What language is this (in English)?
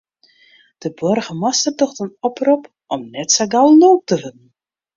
Western Frisian